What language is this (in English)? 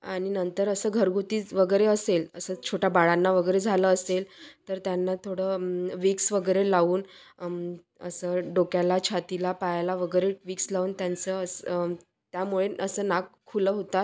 Marathi